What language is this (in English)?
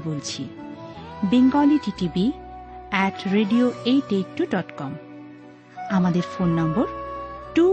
Bangla